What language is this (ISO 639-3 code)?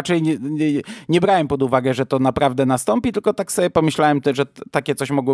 pol